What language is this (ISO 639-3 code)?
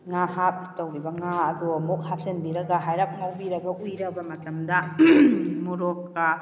mni